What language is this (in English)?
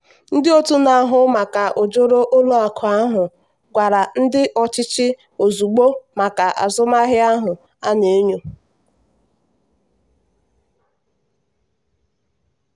Igbo